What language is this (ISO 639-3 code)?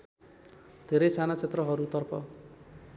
nep